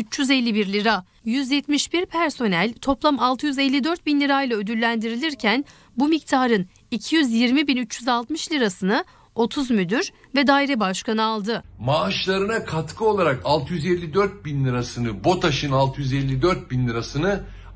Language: Turkish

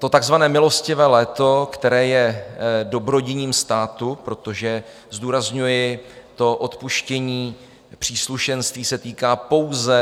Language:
Czech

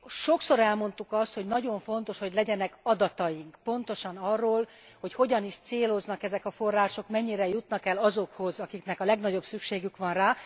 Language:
Hungarian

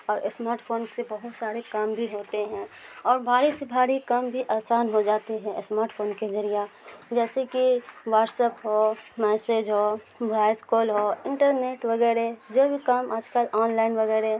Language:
Urdu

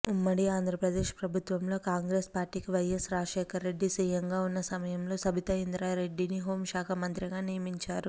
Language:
Telugu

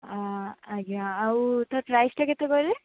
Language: Odia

